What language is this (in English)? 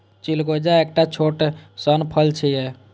Maithili